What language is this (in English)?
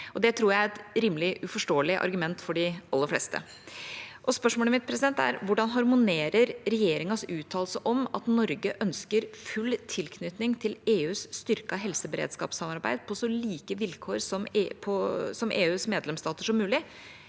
Norwegian